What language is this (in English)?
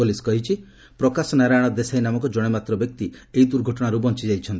Odia